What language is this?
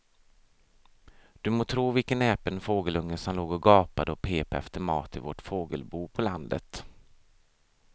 Swedish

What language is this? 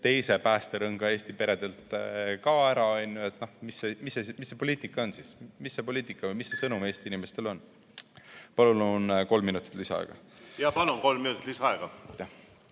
Estonian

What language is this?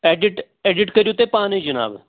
Kashmiri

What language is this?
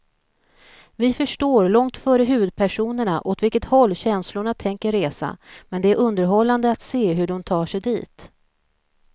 Swedish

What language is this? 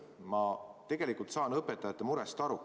Estonian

